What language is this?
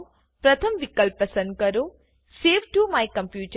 Gujarati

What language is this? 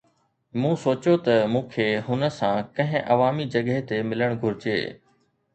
Sindhi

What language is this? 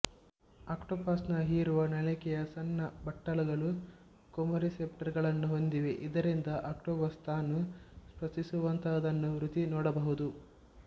Kannada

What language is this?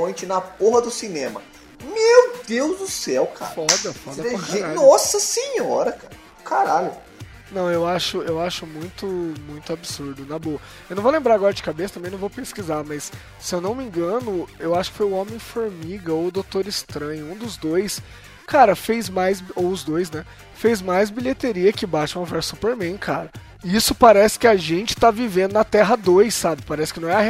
Portuguese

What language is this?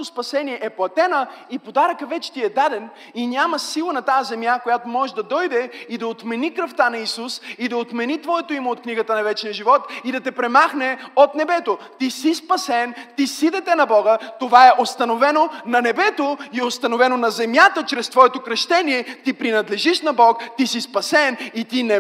Bulgarian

